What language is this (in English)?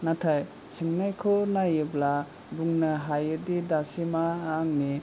Bodo